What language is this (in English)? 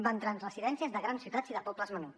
Catalan